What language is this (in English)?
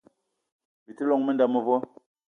Eton (Cameroon)